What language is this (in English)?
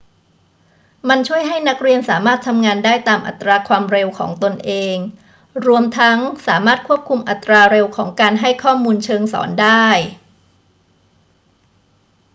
Thai